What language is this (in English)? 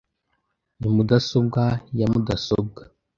Kinyarwanda